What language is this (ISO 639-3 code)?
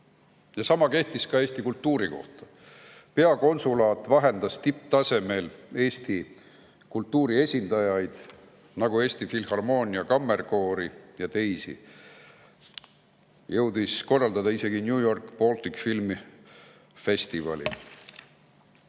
est